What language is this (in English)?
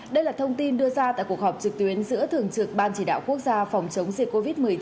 Vietnamese